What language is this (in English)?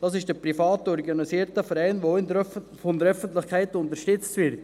Swiss German